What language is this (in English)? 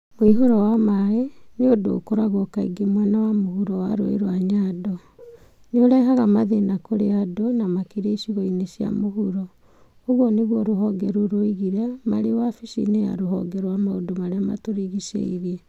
Kikuyu